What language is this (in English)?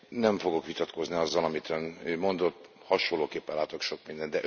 Hungarian